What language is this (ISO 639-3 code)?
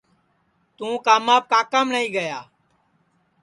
ssi